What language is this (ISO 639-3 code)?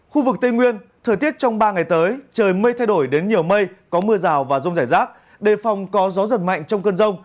vie